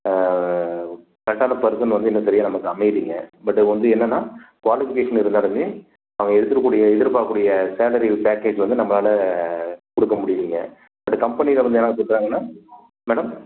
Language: Tamil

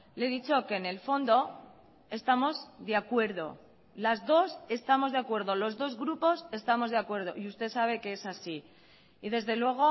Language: Spanish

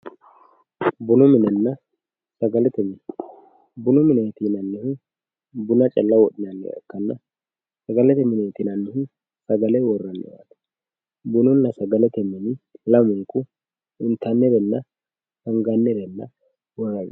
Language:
Sidamo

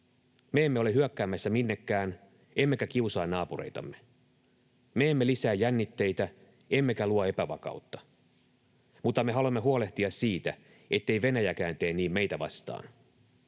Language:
Finnish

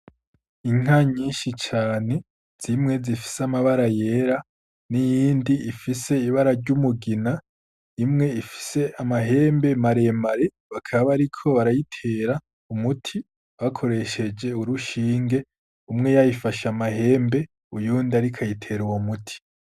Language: Rundi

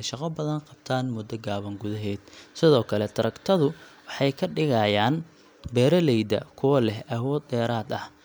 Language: Somali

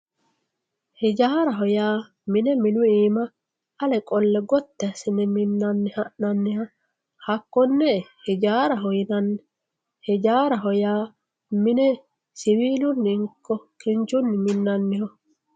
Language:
Sidamo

